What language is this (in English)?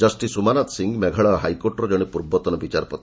Odia